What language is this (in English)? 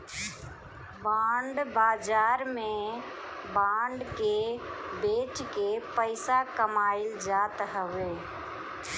Bhojpuri